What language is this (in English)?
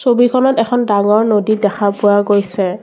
Assamese